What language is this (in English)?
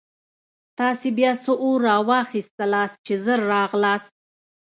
Pashto